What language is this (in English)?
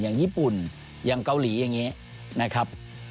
Thai